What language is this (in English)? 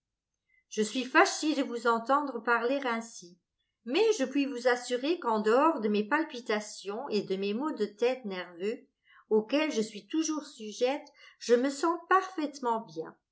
French